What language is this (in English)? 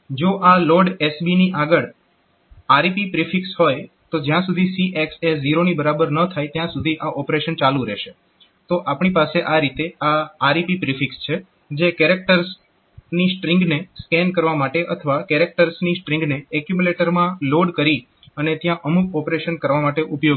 Gujarati